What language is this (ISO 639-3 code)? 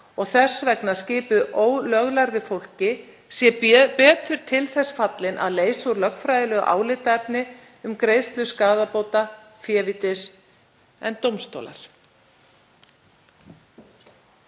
isl